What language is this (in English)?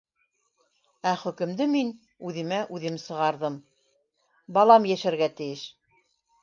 Bashkir